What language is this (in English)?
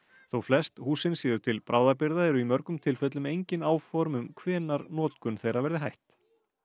Icelandic